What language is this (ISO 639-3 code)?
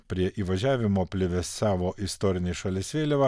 lit